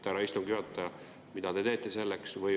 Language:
Estonian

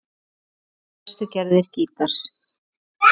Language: Icelandic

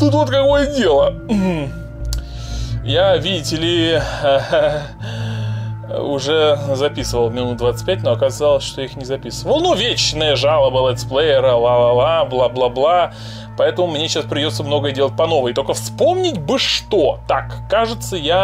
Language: Russian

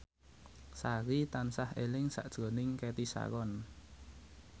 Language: Javanese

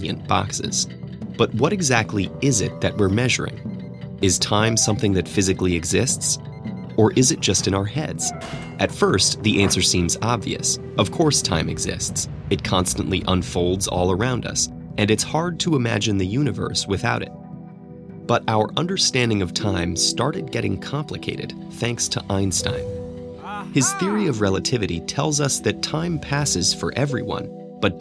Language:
Dutch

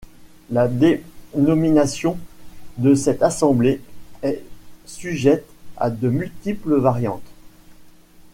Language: French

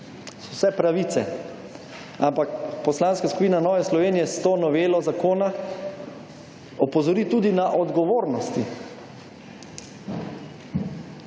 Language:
Slovenian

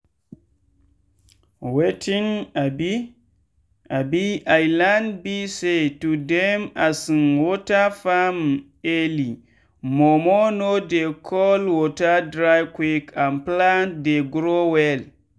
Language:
Nigerian Pidgin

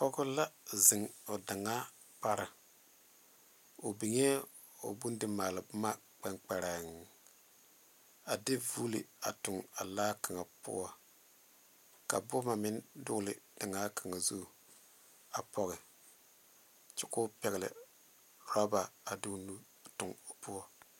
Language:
Southern Dagaare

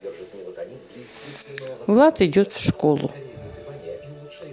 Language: Russian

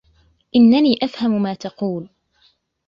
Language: Arabic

